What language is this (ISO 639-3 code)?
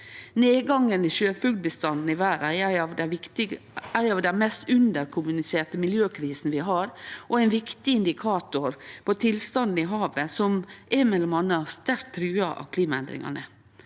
nor